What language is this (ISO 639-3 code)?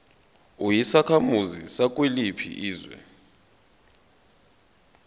zul